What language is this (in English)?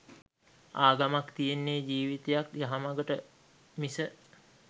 Sinhala